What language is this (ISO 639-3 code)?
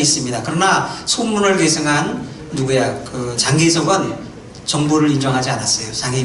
kor